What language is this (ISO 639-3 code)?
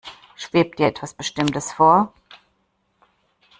deu